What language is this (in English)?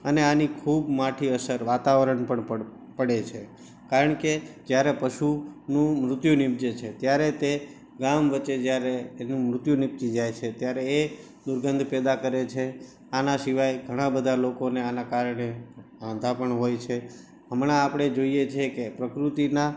Gujarati